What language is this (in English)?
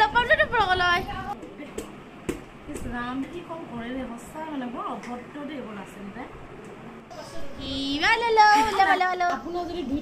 Arabic